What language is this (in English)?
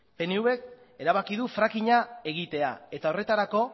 Basque